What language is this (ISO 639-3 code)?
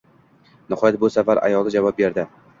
uzb